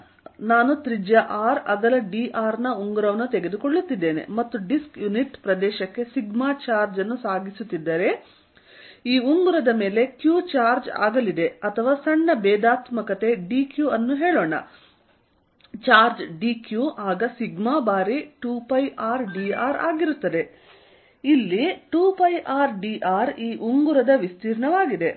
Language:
Kannada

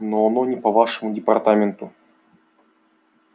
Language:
Russian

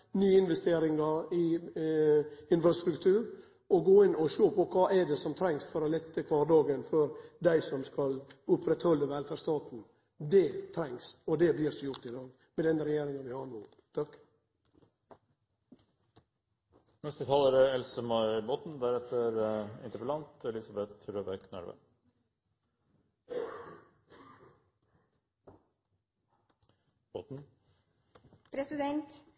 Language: Norwegian Nynorsk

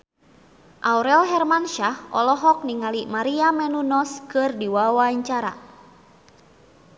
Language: Sundanese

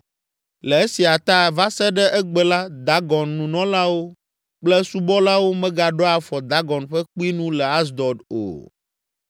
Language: Ewe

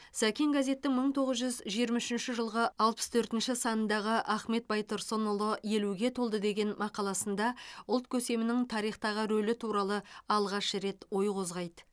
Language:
Kazakh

